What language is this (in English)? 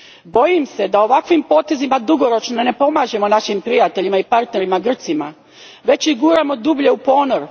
Croatian